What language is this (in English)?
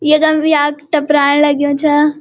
Garhwali